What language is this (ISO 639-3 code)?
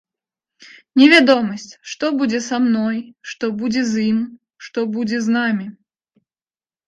bel